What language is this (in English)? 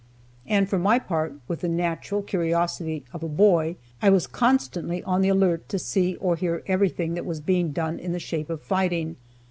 English